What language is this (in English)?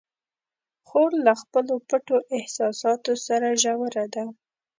Pashto